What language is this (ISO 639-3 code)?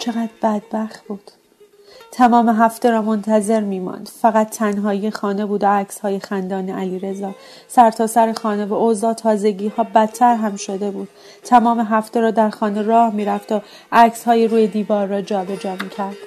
fas